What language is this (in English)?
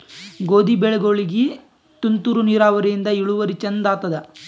Kannada